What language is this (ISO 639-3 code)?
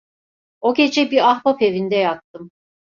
tur